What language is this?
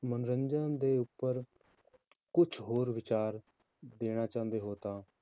Punjabi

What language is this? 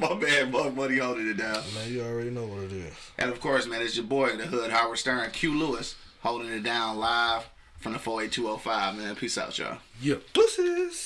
English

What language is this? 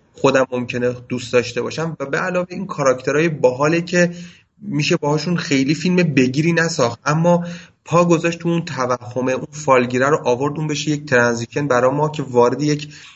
Persian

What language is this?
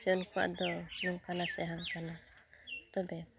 Santali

